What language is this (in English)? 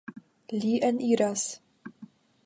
Esperanto